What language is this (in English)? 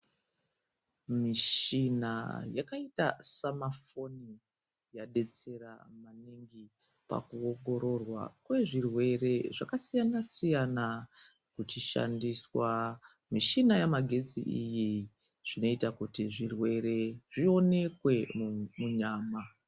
Ndau